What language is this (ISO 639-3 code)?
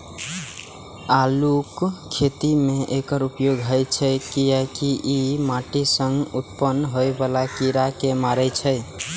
mai